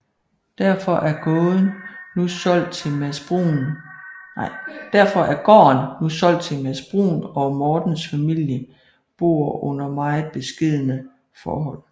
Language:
Danish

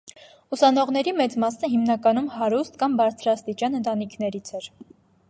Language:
Armenian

